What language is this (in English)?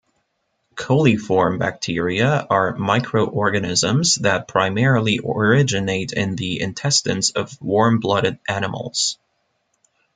English